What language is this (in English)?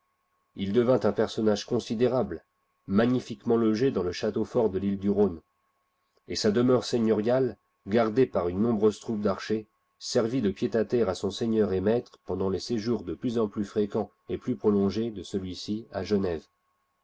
French